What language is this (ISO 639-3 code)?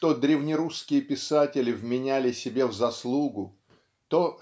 rus